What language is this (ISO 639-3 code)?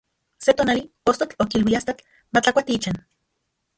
ncx